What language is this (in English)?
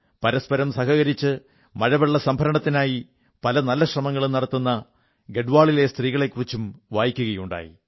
Malayalam